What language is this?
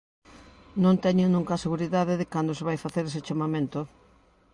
Galician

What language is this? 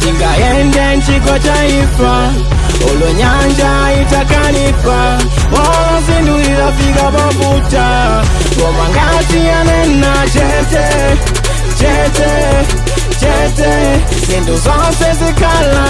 Indonesian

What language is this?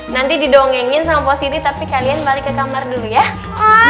Indonesian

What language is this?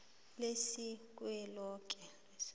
South Ndebele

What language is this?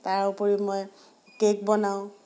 Assamese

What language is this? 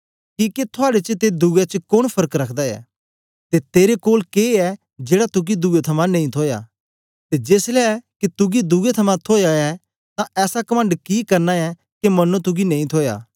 Dogri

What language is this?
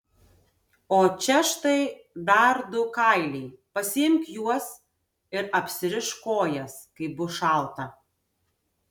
Lithuanian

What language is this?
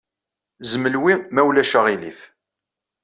Kabyle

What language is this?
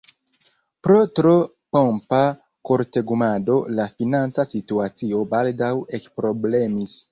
Esperanto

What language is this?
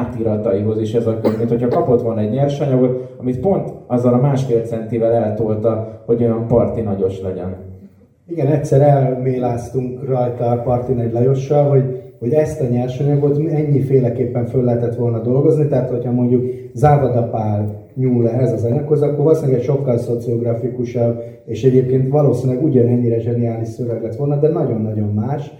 Hungarian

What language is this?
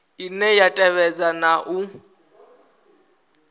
Venda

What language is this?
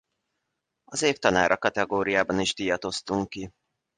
Hungarian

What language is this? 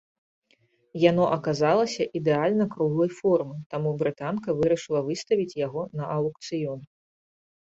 Belarusian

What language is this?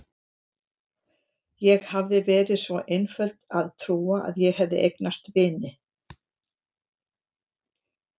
Icelandic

